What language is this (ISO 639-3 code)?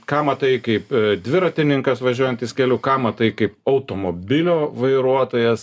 lit